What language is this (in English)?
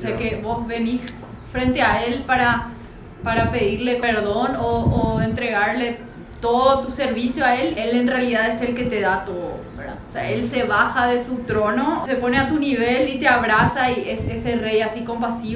Spanish